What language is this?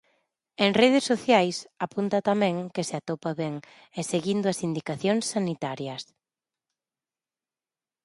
Galician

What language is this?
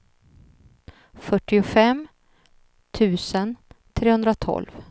Swedish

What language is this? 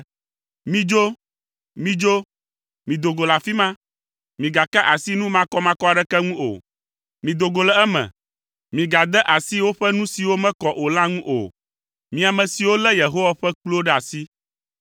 Ewe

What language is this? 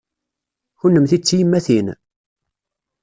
Kabyle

